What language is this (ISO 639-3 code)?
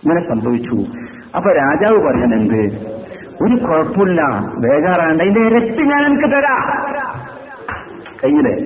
mal